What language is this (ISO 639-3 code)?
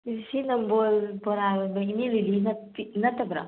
mni